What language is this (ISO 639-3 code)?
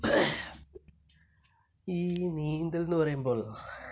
mal